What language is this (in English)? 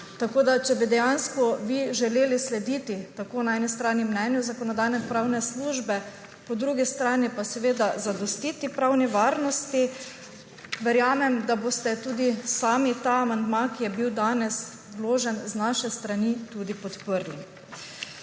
Slovenian